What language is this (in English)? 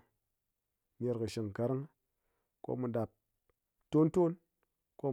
Ngas